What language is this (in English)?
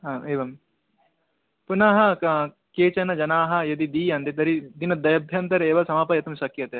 Sanskrit